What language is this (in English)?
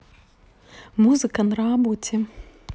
Russian